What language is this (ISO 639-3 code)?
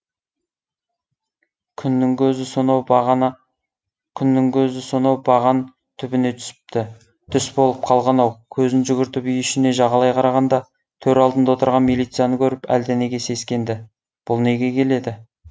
kaz